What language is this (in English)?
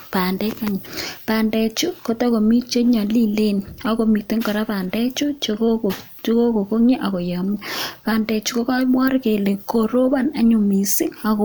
Kalenjin